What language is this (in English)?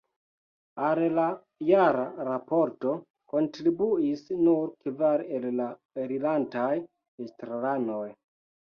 Esperanto